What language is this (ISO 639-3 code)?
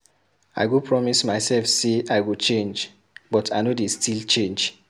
pcm